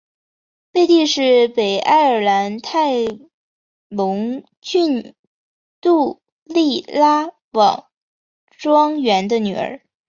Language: Chinese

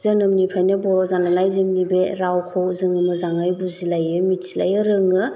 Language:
Bodo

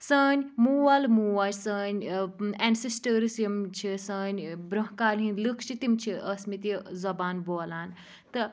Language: Kashmiri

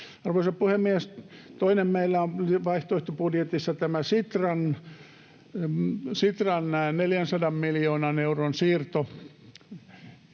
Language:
Finnish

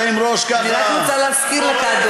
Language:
Hebrew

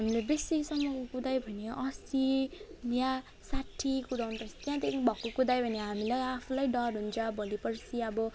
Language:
Nepali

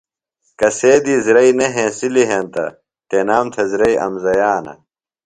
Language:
Phalura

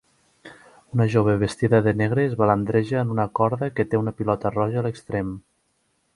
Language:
Catalan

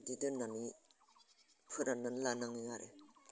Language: Bodo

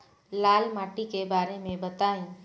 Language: Bhojpuri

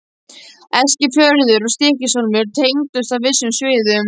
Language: Icelandic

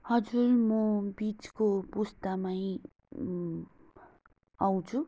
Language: Nepali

